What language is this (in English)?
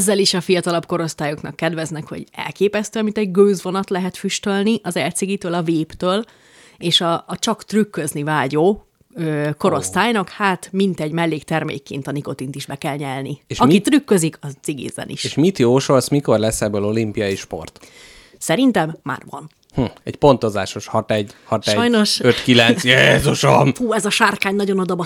Hungarian